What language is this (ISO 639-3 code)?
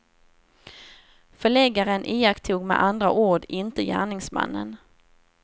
swe